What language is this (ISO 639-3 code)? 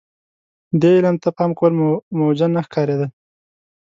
pus